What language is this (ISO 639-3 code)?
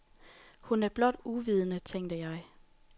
dan